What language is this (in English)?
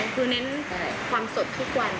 Thai